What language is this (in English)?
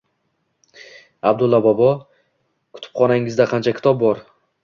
Uzbek